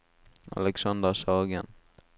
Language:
Norwegian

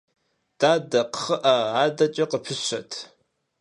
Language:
Kabardian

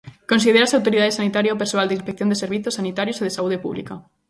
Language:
Galician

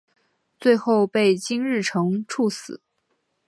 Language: Chinese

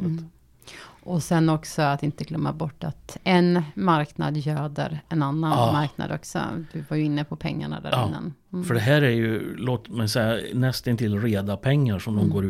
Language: Swedish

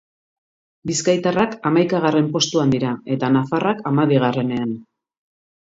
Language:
Basque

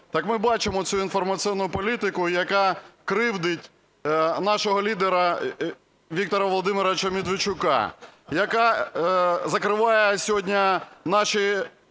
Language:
Ukrainian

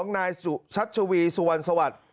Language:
Thai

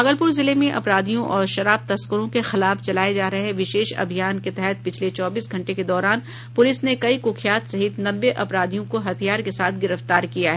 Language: Hindi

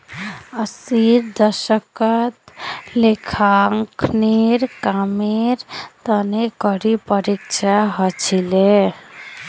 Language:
Magahi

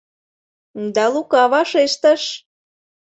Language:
Mari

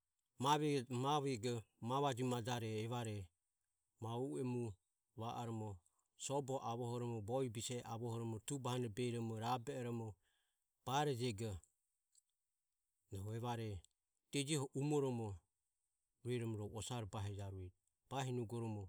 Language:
Ömie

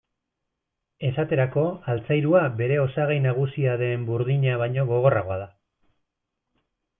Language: Basque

